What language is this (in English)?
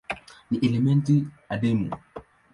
Swahili